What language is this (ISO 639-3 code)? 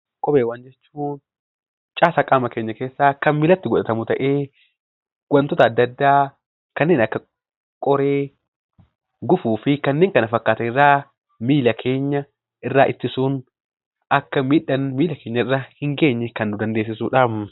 orm